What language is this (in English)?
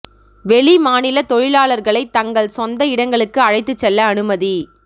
Tamil